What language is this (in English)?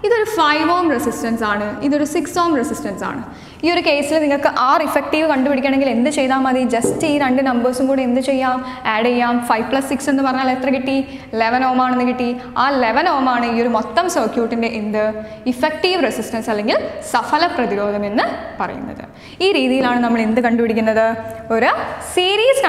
Dutch